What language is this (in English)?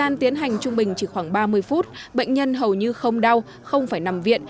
Vietnamese